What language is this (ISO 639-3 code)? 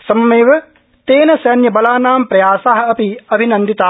san